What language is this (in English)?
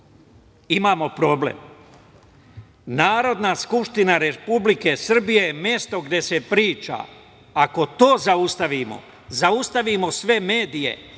Serbian